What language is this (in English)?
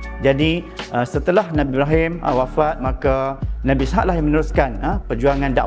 Malay